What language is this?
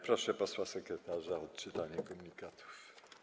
Polish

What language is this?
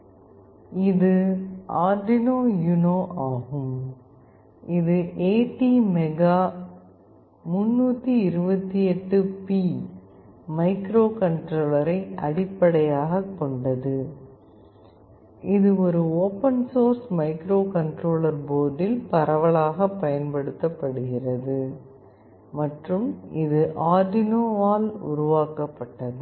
Tamil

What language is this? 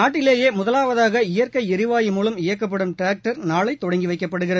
Tamil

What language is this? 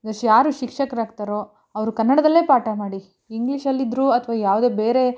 Kannada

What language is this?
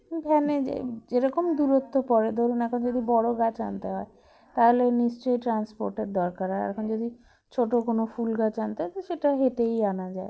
Bangla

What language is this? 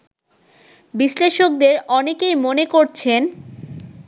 Bangla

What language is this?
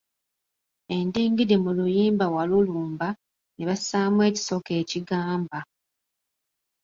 Ganda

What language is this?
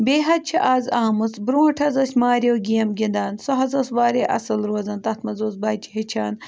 Kashmiri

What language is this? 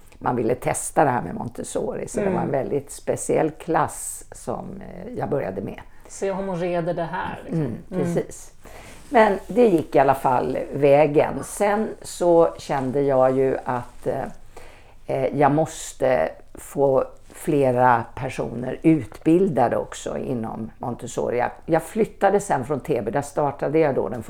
Swedish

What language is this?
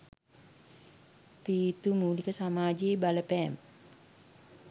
Sinhala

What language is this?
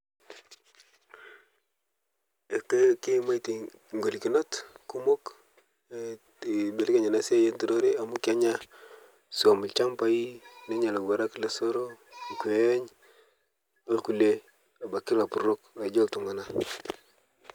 Masai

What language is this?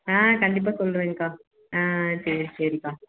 Tamil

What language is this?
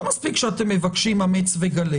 Hebrew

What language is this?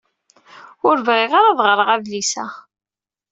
Kabyle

